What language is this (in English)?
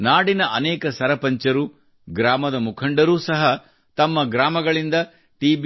Kannada